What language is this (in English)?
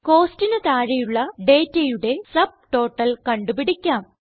Malayalam